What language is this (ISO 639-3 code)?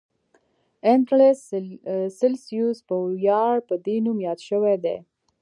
pus